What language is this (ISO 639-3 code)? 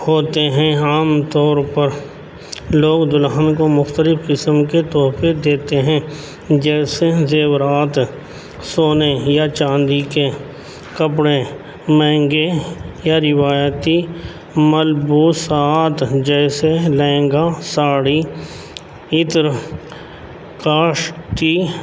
urd